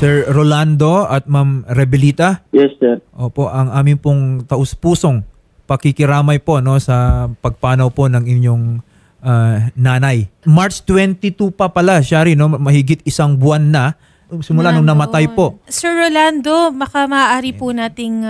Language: Filipino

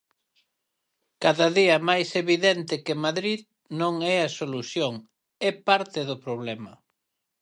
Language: Galician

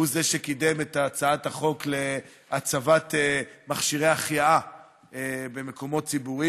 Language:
Hebrew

